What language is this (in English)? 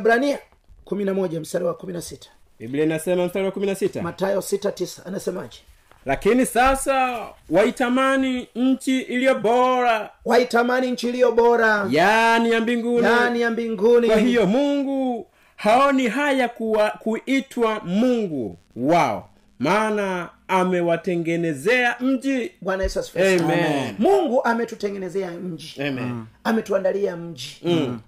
Swahili